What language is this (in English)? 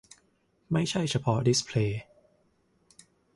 Thai